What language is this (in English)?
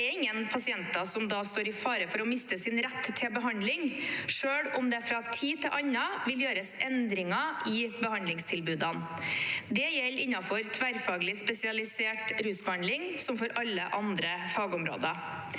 Norwegian